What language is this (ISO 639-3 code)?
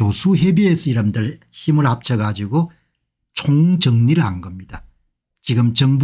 kor